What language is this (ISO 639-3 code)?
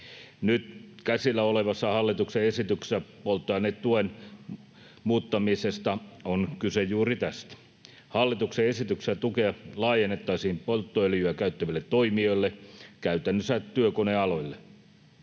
fin